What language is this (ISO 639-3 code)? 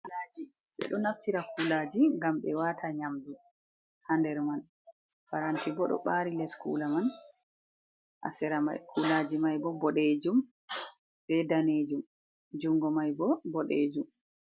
ful